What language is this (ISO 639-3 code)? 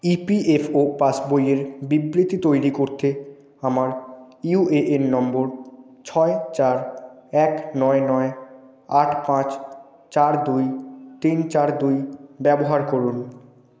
ben